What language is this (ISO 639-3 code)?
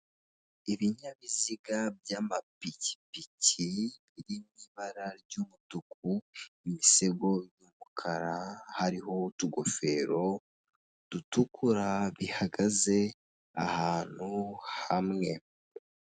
kin